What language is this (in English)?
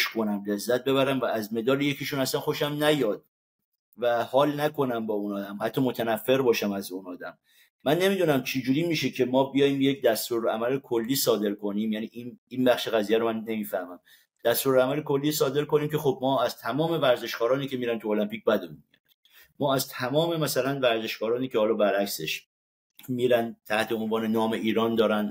Persian